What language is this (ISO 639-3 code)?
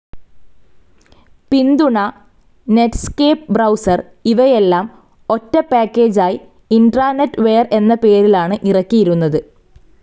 mal